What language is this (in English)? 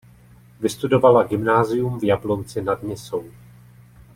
Czech